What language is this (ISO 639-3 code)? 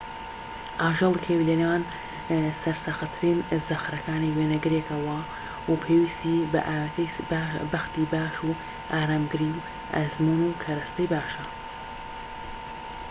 ckb